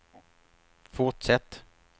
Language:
Swedish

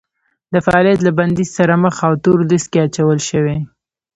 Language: Pashto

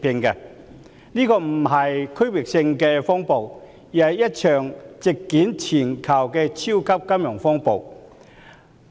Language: Cantonese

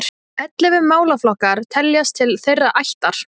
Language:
Icelandic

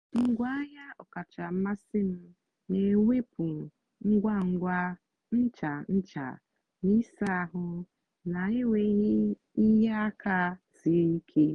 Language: Igbo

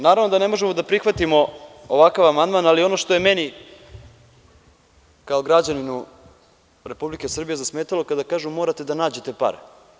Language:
Serbian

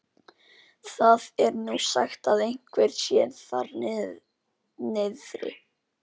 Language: Icelandic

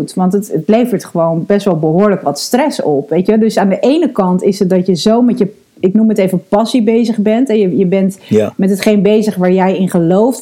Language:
Dutch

